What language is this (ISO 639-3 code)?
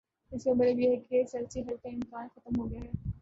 urd